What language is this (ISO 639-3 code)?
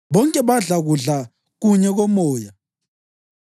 nde